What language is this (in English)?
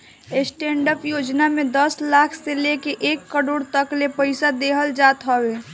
Bhojpuri